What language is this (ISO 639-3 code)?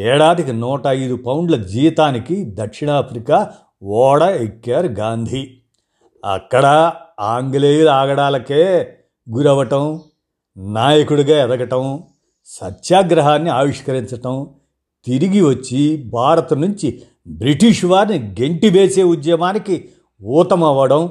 tel